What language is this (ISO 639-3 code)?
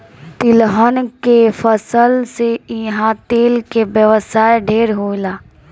bho